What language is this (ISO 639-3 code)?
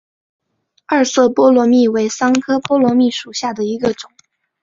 zho